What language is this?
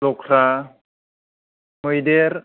Bodo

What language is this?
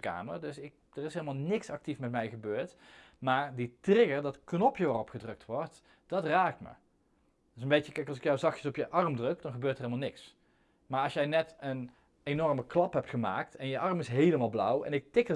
Dutch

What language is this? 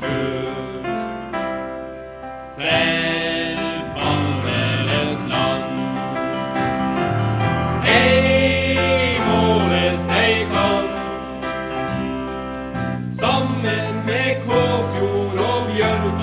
Dutch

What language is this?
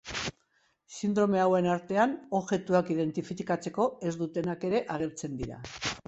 Basque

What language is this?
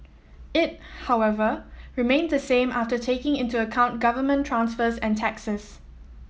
English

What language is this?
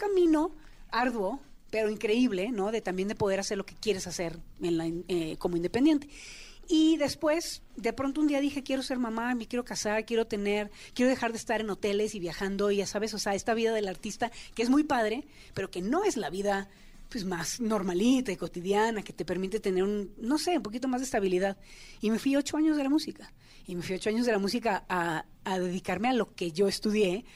Spanish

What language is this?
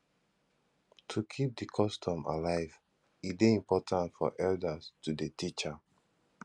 Nigerian Pidgin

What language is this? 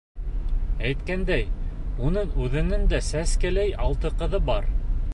Bashkir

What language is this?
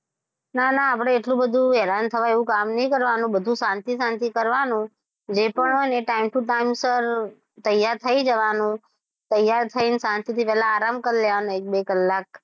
Gujarati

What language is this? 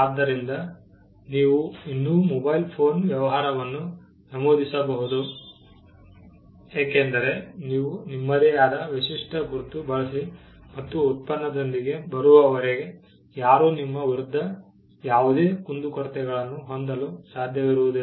Kannada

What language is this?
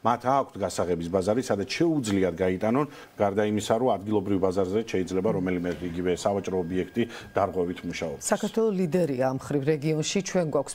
Romanian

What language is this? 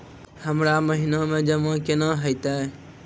Maithili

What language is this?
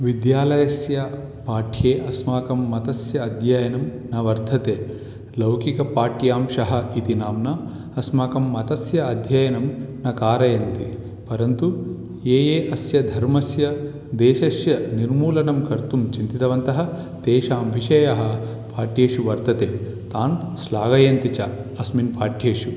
Sanskrit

